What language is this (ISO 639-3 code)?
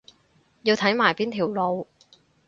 yue